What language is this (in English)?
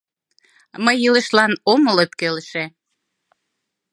Mari